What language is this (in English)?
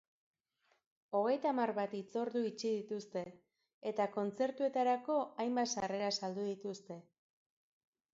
Basque